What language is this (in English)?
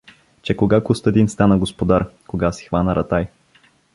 Bulgarian